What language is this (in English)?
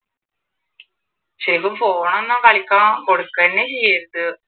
Malayalam